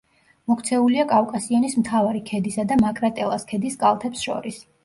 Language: Georgian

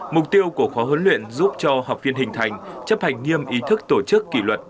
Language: Vietnamese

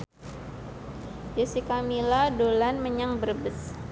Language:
Javanese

